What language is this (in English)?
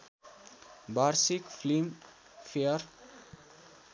Nepali